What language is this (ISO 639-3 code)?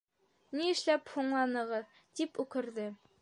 bak